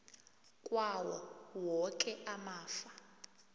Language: South Ndebele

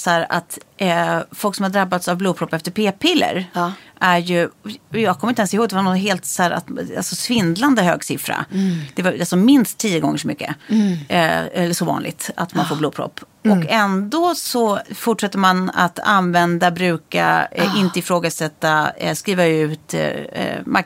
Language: Swedish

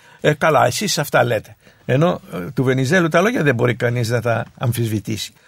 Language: Greek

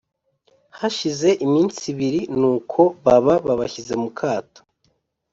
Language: Kinyarwanda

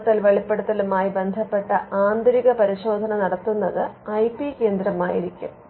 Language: Malayalam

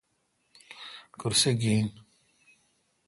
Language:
Kalkoti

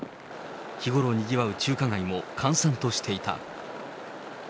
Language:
Japanese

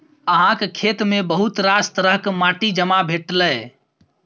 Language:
Maithili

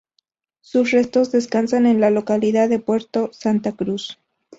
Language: Spanish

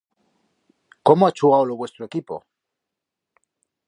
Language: Aragonese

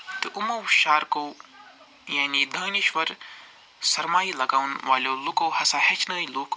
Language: Kashmiri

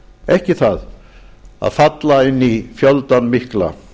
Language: Icelandic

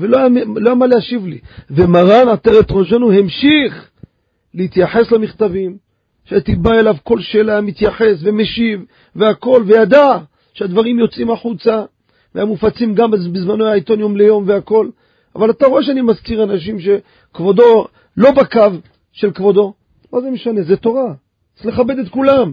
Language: Hebrew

